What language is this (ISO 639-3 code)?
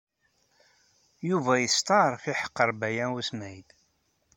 kab